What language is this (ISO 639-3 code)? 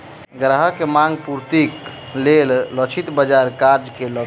mai